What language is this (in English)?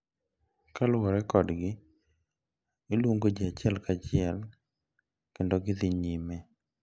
Luo (Kenya and Tanzania)